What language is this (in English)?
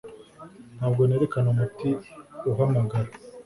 Kinyarwanda